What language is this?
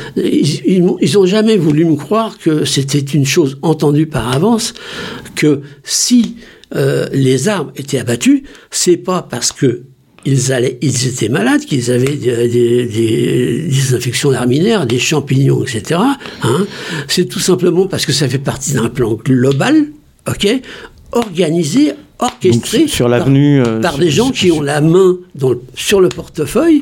French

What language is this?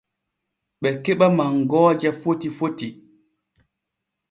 Borgu Fulfulde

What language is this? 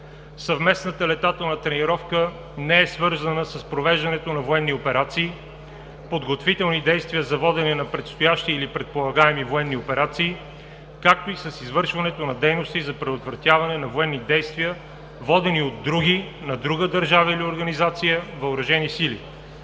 Bulgarian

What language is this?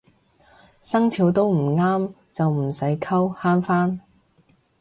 Cantonese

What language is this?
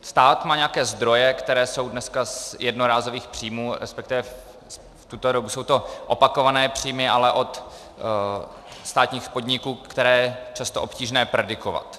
Czech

